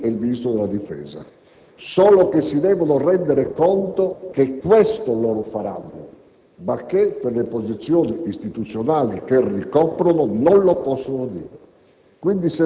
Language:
Italian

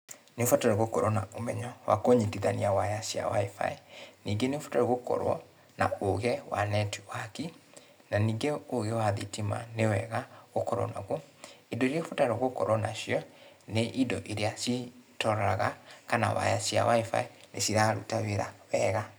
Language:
Kikuyu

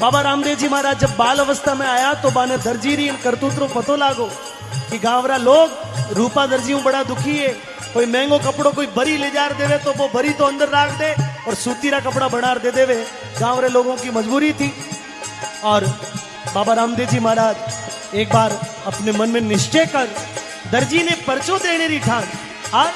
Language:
Hindi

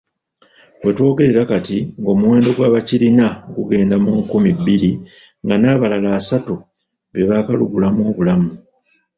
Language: Ganda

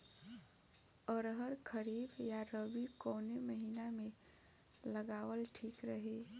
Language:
Bhojpuri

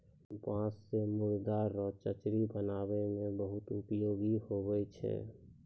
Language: Maithili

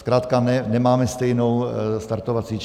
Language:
Czech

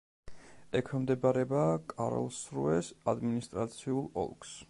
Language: Georgian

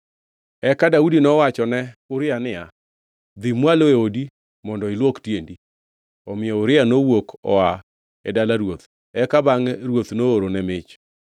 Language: Luo (Kenya and Tanzania)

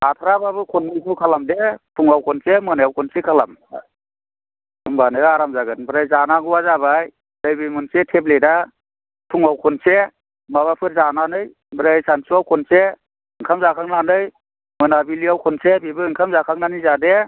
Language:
Bodo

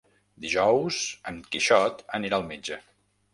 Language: Catalan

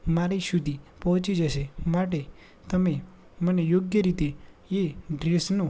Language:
Gujarati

